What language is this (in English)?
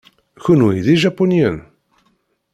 Kabyle